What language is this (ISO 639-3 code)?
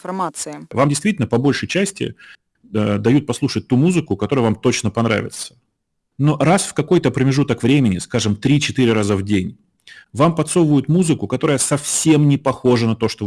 rus